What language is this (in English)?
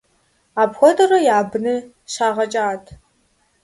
Kabardian